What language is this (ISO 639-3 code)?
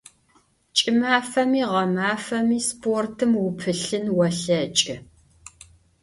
ady